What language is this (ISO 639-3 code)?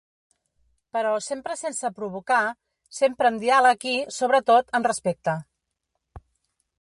cat